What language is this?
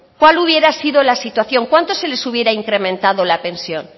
Spanish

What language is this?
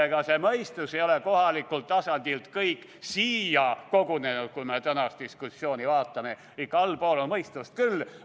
Estonian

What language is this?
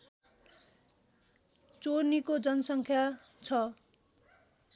Nepali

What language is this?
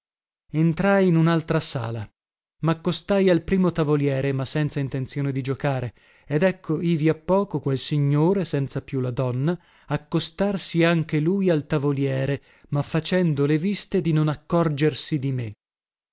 Italian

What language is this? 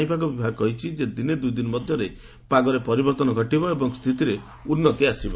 Odia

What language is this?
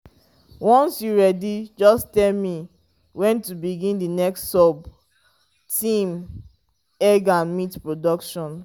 Nigerian Pidgin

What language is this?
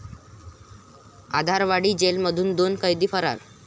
Marathi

